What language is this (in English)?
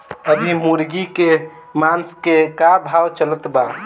Bhojpuri